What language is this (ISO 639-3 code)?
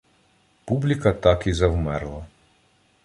ukr